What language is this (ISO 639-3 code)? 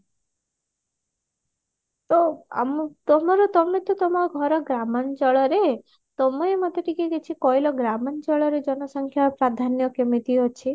ori